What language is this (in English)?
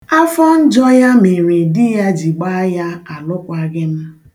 Igbo